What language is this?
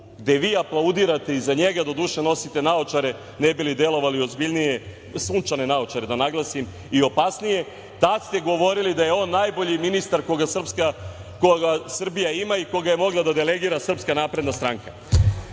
Serbian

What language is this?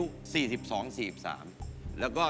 Thai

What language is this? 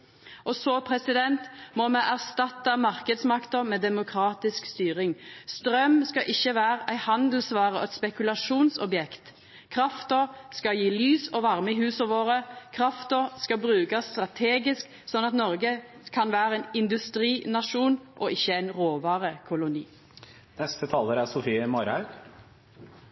Norwegian Nynorsk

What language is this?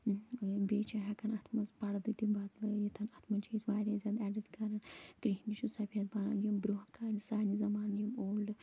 Kashmiri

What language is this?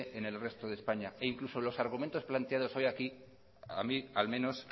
Spanish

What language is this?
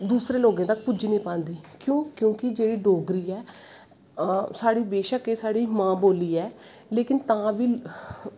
Dogri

